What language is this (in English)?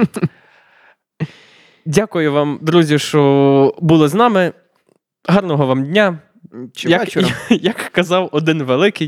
Ukrainian